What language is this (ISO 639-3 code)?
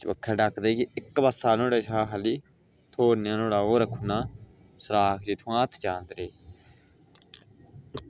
doi